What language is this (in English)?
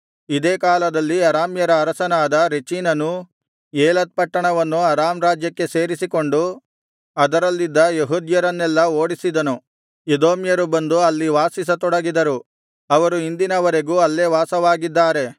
Kannada